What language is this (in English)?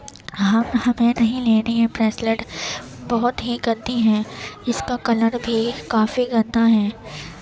Urdu